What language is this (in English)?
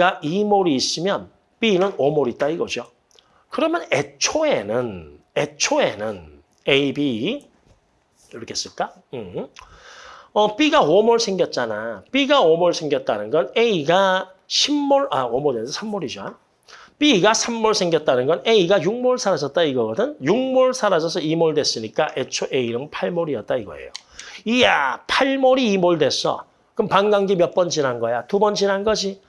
Korean